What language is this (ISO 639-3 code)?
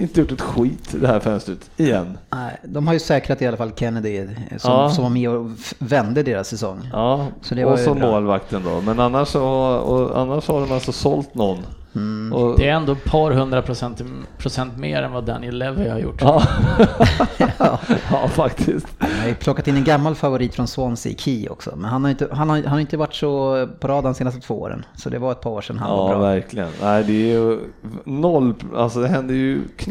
swe